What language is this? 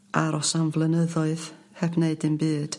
Welsh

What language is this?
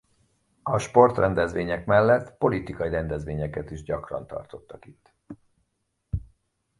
Hungarian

